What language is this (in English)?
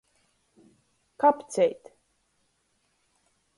Latgalian